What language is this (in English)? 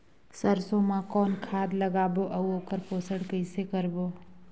Chhattisgarhi